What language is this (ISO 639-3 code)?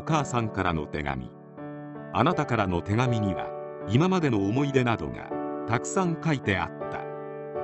jpn